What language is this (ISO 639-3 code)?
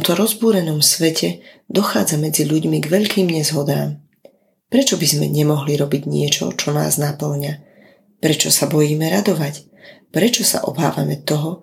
slk